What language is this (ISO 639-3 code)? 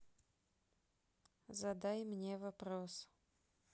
rus